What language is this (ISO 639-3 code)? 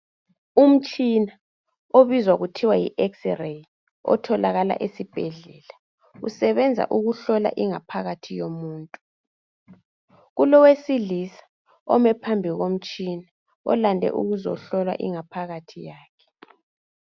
nde